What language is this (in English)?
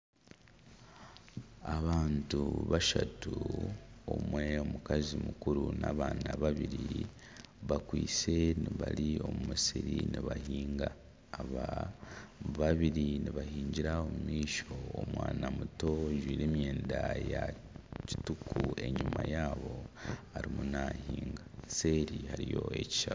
Nyankole